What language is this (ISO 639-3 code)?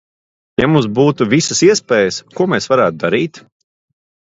lav